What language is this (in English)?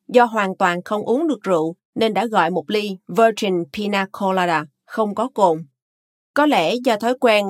Vietnamese